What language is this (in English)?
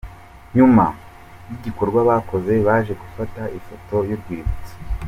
Kinyarwanda